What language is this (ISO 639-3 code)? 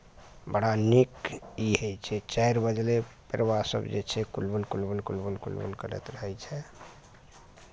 mai